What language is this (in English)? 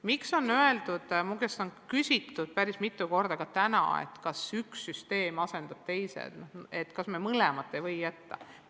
Estonian